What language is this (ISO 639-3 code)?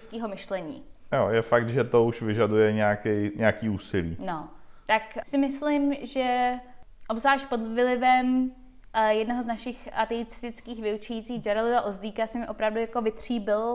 ces